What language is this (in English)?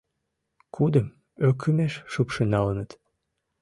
Mari